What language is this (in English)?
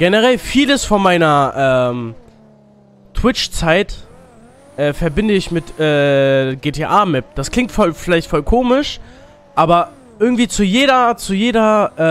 German